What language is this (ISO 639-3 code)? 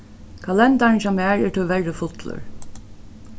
fao